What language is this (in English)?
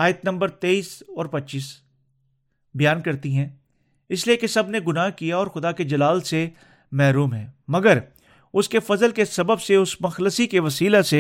Urdu